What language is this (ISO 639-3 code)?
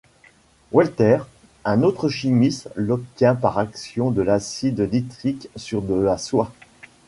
fra